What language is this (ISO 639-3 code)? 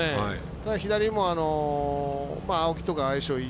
jpn